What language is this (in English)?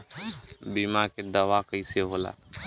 Bhojpuri